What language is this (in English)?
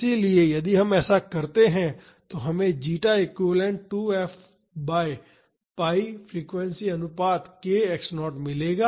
Hindi